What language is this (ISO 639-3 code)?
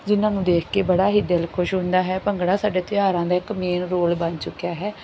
pan